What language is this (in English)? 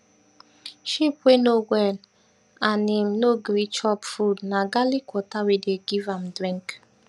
Nigerian Pidgin